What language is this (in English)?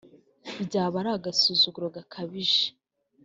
Kinyarwanda